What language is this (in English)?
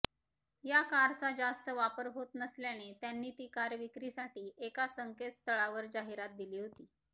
Marathi